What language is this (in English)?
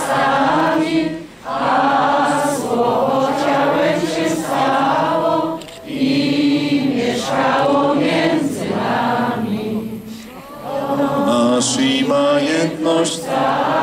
Polish